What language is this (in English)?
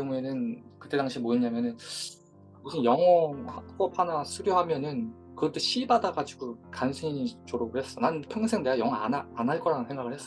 Korean